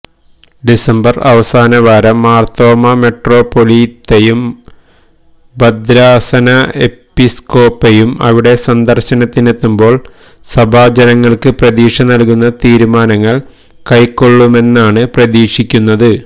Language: Malayalam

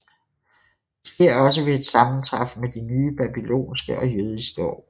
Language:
Danish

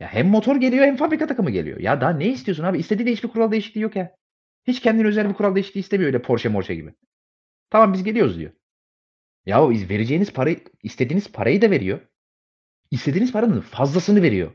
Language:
Turkish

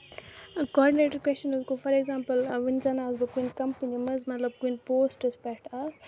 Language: Kashmiri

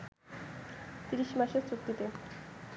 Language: Bangla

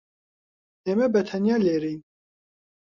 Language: Central Kurdish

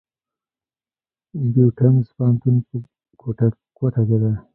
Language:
Pashto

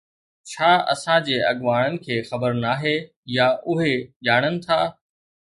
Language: Sindhi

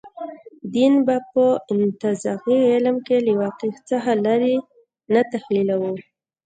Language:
Pashto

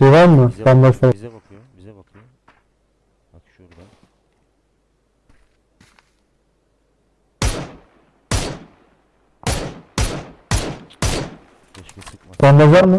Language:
Turkish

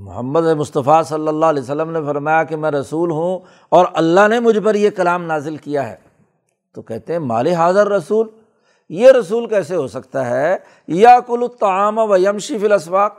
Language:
Urdu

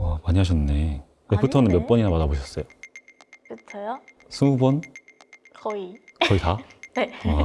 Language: Korean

